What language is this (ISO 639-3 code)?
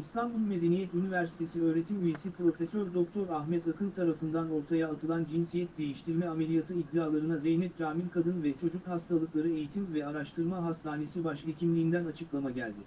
tur